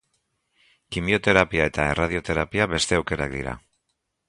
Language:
Basque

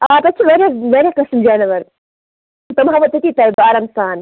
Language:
Kashmiri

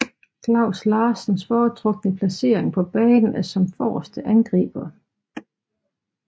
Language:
Danish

